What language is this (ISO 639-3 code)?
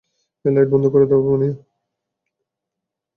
ben